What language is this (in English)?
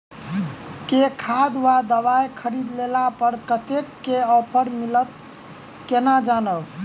Maithili